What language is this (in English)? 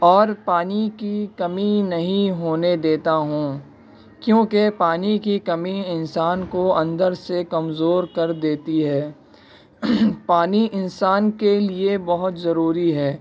Urdu